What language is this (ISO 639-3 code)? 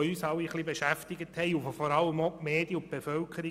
gsw